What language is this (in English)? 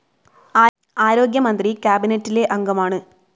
Malayalam